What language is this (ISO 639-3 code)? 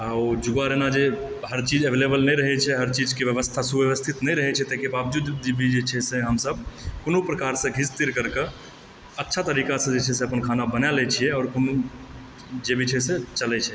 mai